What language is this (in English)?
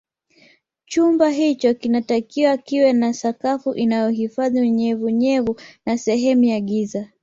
Swahili